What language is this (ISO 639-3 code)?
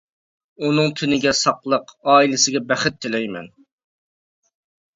uig